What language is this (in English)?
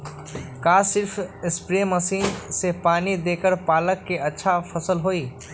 Magahi